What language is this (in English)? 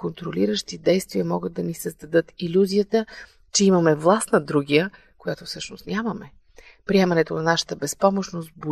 Bulgarian